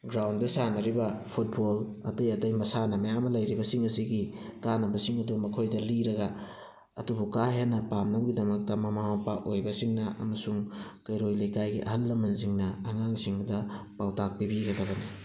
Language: Manipuri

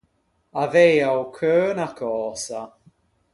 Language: Ligurian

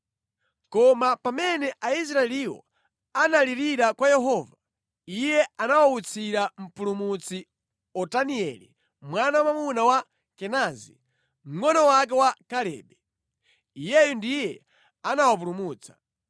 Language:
Nyanja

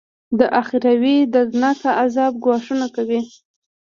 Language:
Pashto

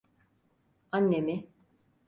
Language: Turkish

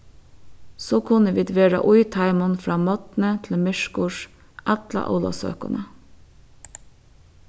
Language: Faroese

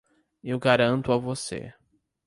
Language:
Portuguese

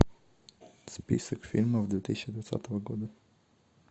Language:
Russian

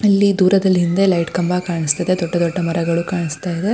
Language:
Kannada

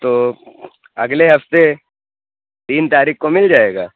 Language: Urdu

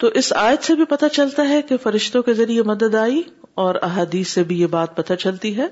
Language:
Urdu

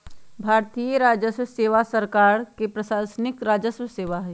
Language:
Magahi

